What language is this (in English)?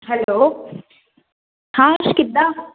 Punjabi